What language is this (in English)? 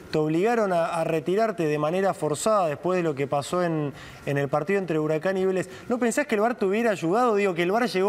Spanish